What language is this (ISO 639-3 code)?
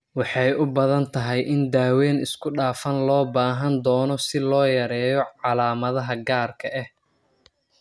som